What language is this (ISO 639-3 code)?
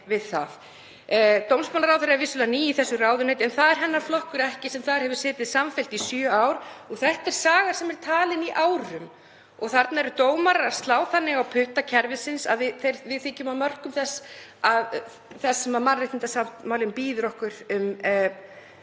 isl